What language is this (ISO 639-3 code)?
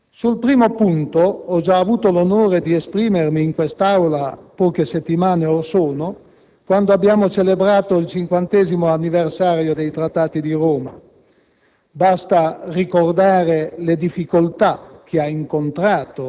ita